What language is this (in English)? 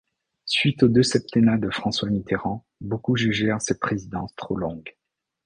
French